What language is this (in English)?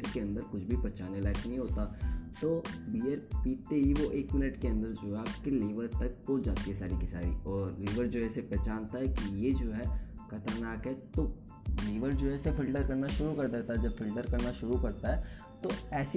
Hindi